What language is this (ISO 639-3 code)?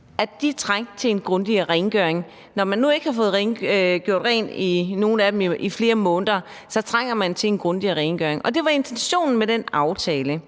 dan